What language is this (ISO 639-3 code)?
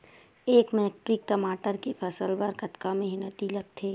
hne